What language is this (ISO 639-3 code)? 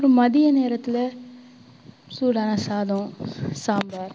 tam